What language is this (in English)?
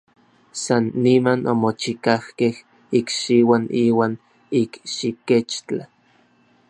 Orizaba Nahuatl